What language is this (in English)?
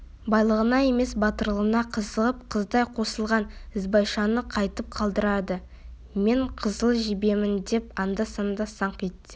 Kazakh